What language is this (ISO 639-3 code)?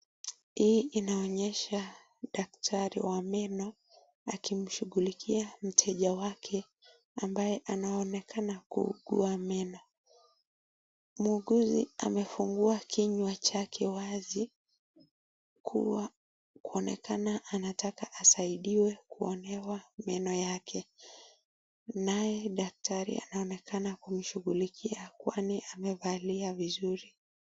swa